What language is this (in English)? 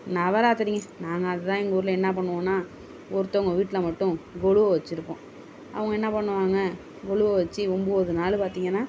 Tamil